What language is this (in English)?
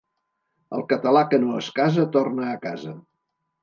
Catalan